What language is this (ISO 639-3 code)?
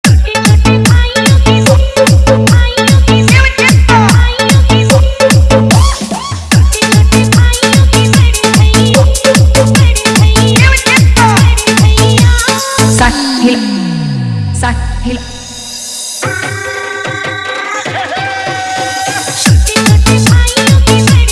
vie